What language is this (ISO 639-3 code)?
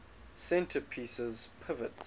eng